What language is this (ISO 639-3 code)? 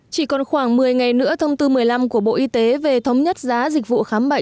vie